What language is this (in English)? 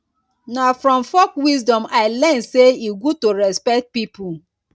Nigerian Pidgin